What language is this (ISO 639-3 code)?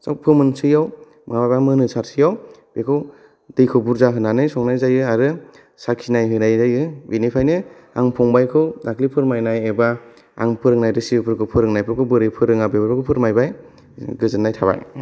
brx